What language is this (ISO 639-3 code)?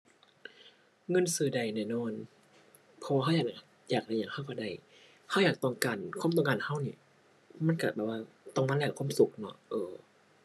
tha